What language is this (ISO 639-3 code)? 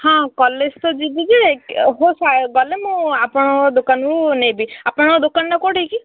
ori